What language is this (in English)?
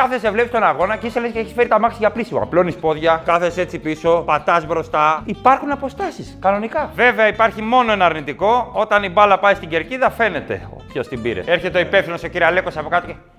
Greek